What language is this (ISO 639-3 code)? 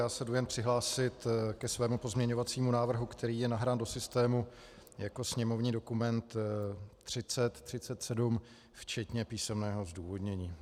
ces